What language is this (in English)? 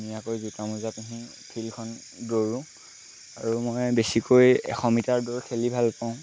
Assamese